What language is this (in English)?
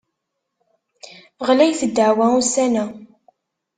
Kabyle